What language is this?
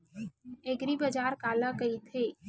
Chhattisgarhi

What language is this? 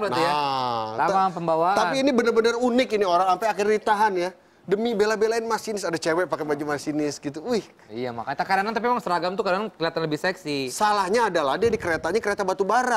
Indonesian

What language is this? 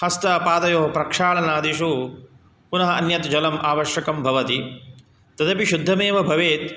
Sanskrit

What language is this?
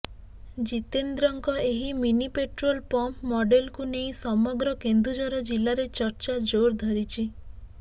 Odia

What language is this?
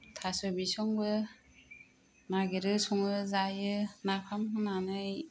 Bodo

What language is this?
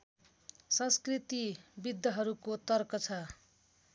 Nepali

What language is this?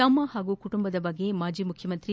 Kannada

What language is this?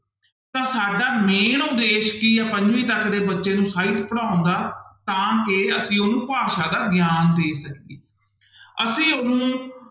Punjabi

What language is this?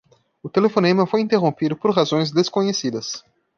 Portuguese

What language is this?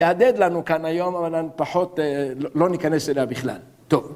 Hebrew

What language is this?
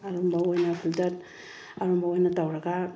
Manipuri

